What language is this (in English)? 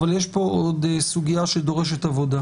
Hebrew